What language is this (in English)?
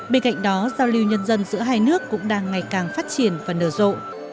Vietnamese